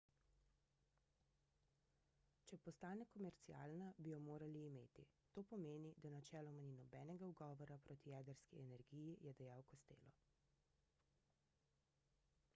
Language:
Slovenian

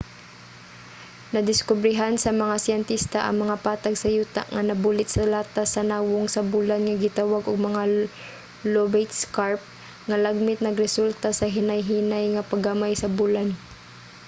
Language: Cebuano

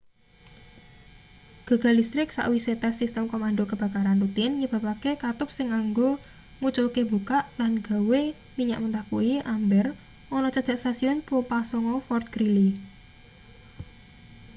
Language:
Javanese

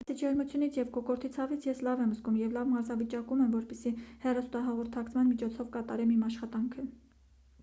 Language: Armenian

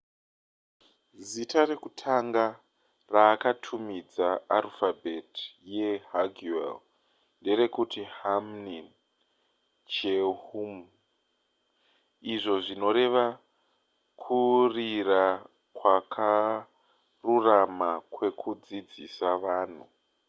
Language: Shona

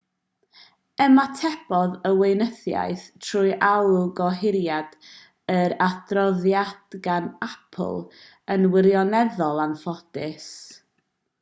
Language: Welsh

